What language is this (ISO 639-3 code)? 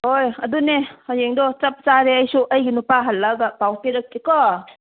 mni